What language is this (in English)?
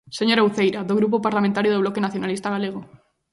Galician